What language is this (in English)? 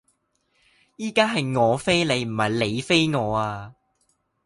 Cantonese